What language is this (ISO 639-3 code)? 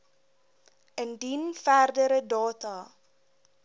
afr